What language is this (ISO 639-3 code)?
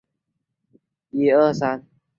zho